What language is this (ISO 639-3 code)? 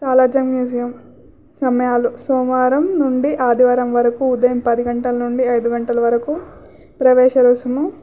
tel